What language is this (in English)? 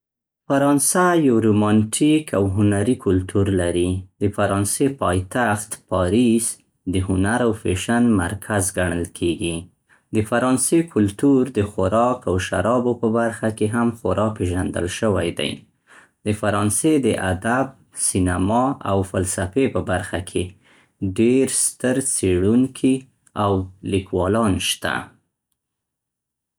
Central Pashto